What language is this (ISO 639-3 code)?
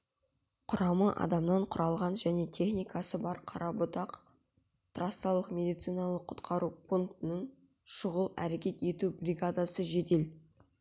kaz